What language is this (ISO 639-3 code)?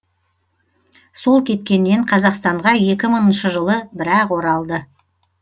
kaz